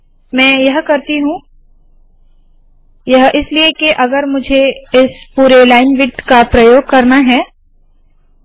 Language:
Hindi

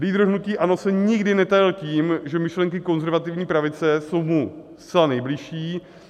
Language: Czech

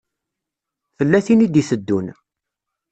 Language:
Kabyle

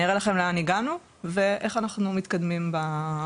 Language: Hebrew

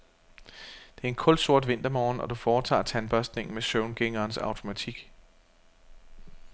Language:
Danish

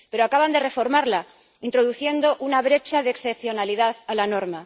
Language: Spanish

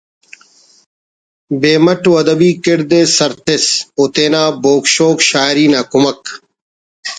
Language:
Brahui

